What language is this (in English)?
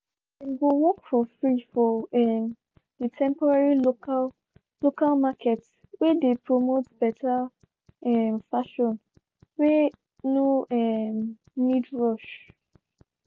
Nigerian Pidgin